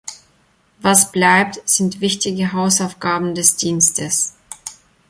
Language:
German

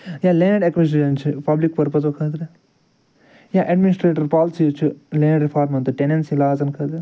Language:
Kashmiri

